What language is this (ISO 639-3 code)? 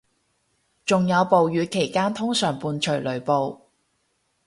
yue